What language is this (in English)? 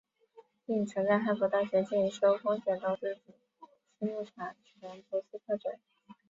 Chinese